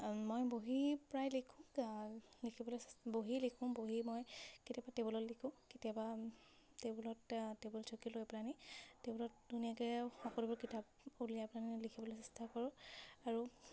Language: Assamese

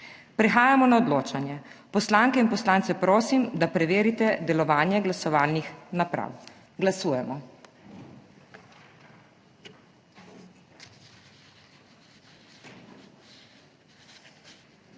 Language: Slovenian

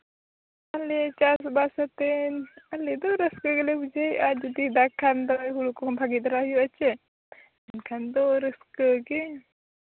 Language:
Santali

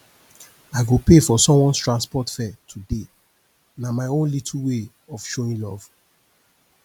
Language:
Nigerian Pidgin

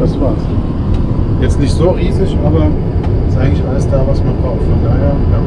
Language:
German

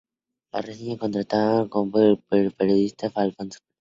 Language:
Spanish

